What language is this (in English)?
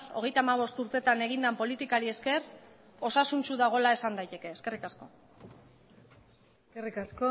Basque